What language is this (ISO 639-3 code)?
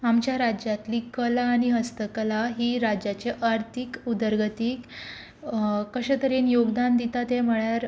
kok